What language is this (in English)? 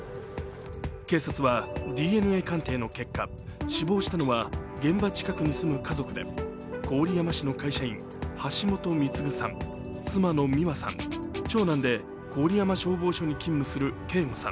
Japanese